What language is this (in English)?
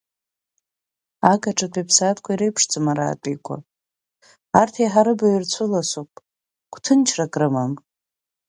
Abkhazian